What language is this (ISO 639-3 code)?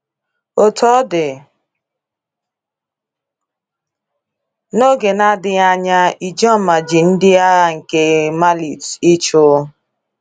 ibo